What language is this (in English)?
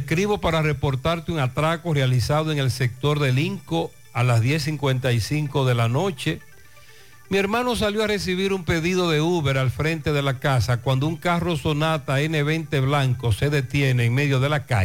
Spanish